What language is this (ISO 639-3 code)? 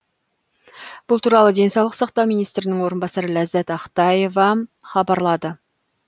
kaz